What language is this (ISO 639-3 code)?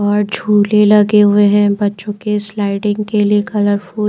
hin